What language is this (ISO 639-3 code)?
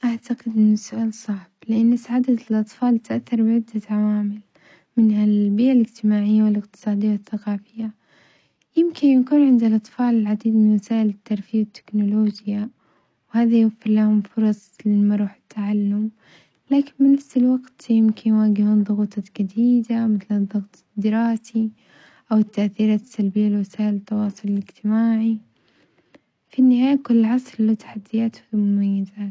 acx